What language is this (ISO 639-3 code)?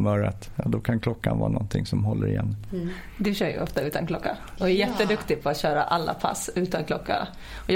swe